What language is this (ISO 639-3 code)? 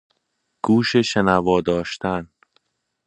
fas